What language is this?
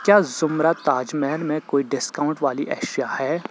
Urdu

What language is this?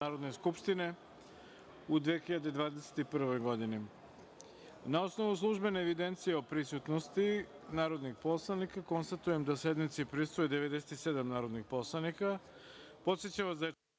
Serbian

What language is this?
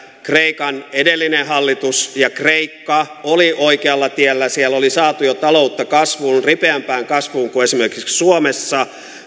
Finnish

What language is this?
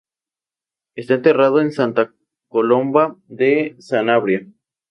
Spanish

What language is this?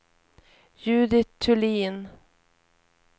Swedish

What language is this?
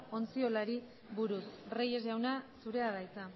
Basque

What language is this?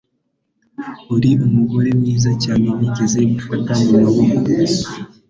Kinyarwanda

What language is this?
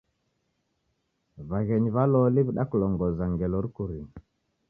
Taita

